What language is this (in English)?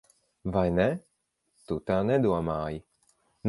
Latvian